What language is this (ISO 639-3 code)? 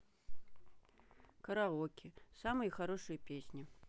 rus